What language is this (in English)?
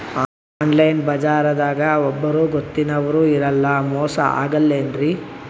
Kannada